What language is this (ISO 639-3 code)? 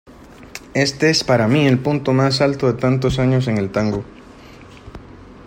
spa